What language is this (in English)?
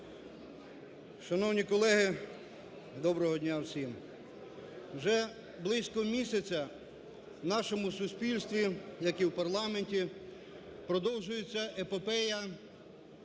Ukrainian